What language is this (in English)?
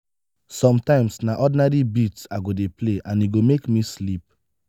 Nigerian Pidgin